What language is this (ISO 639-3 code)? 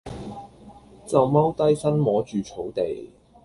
yue